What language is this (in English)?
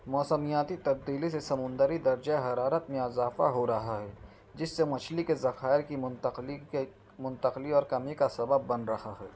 Urdu